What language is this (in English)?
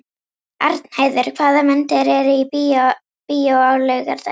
Icelandic